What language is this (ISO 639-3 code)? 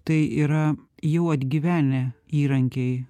lit